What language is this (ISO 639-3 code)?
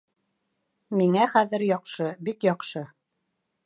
bak